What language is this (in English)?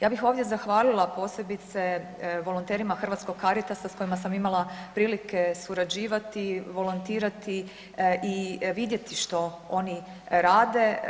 Croatian